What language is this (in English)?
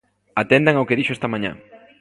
Galician